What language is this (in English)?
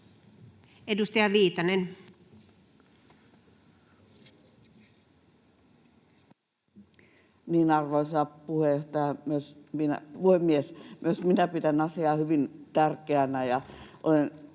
Finnish